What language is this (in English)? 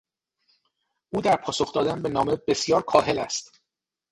Persian